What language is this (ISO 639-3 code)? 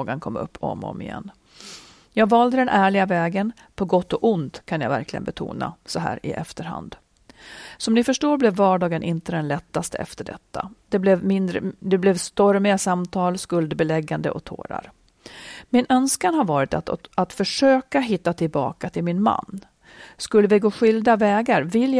swe